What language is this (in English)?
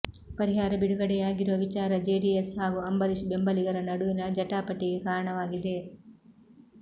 Kannada